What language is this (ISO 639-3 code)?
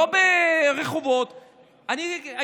heb